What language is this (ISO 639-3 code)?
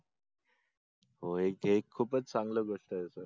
mar